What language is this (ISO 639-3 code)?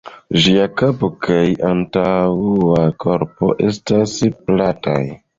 epo